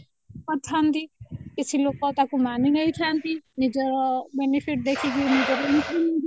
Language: Odia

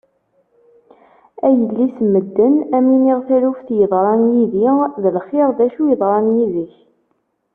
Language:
Kabyle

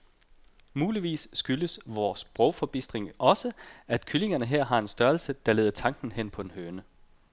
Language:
Danish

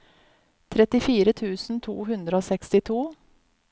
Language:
Norwegian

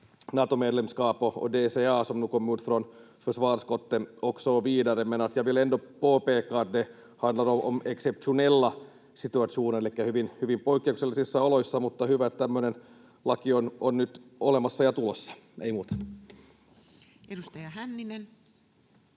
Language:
Finnish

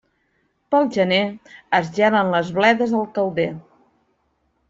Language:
Catalan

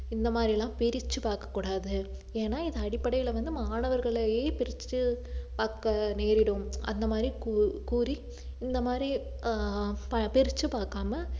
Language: Tamil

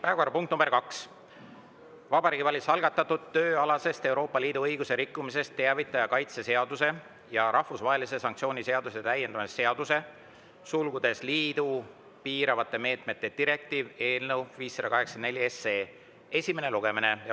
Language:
Estonian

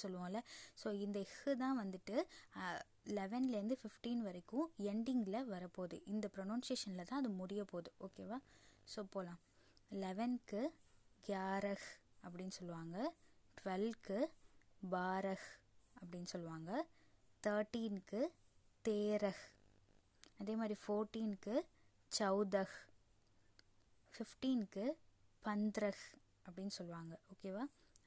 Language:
Tamil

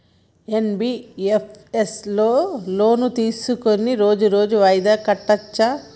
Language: Telugu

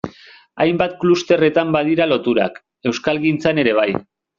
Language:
Basque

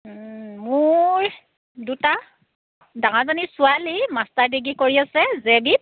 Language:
Assamese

